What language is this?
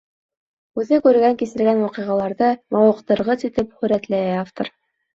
Bashkir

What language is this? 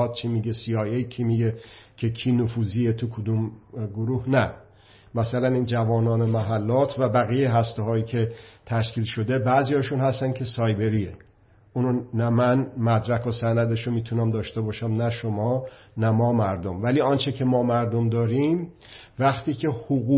Persian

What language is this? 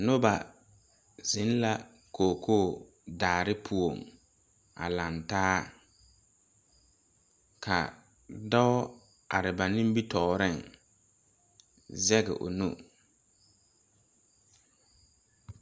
Southern Dagaare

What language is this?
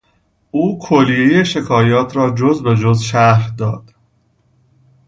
Persian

